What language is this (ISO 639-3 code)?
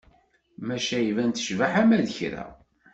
kab